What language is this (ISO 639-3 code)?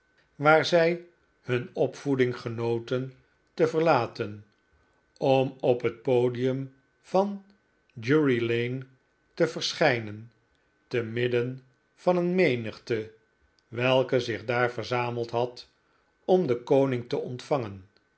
nld